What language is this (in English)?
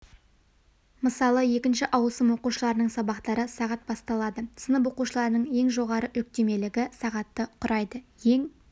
Kazakh